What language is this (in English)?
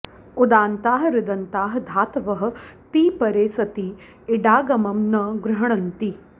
Sanskrit